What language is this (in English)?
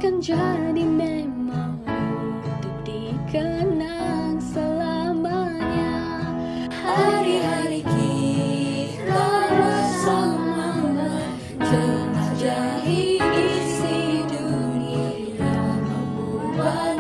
Indonesian